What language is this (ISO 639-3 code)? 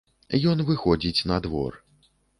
bel